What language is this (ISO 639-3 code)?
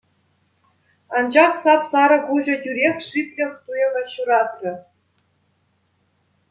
chv